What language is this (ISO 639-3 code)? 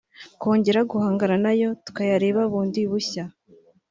kin